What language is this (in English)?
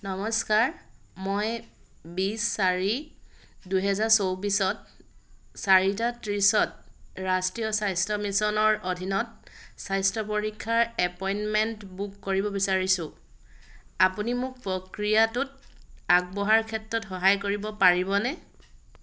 Assamese